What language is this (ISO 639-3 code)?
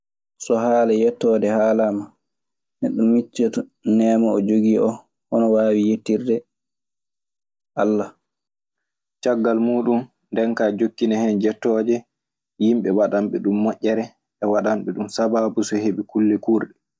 ffm